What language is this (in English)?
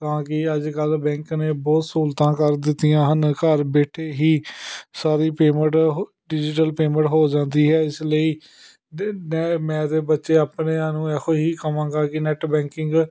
Punjabi